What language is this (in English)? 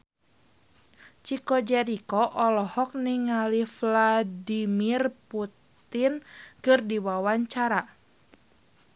Sundanese